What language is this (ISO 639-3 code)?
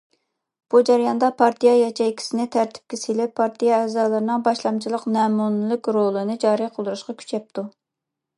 uig